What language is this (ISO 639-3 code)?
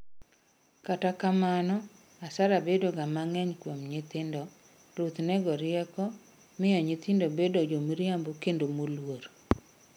luo